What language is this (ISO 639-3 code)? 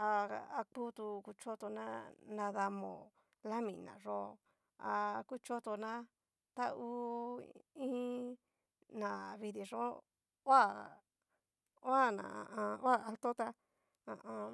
miu